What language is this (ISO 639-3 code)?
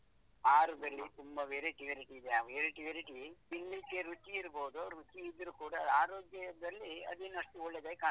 kan